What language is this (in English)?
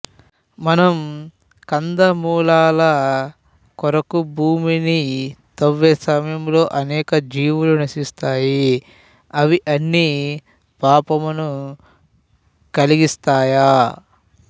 Telugu